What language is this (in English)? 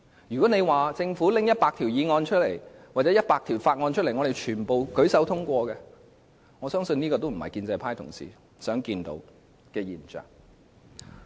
Cantonese